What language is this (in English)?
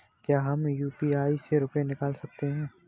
Hindi